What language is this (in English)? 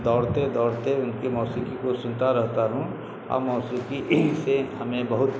Urdu